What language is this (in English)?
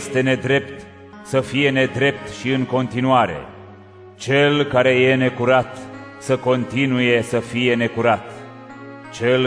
Romanian